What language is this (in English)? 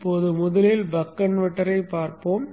Tamil